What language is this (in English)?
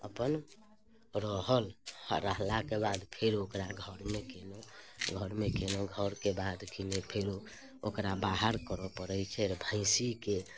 Maithili